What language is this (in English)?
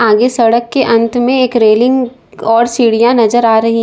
Hindi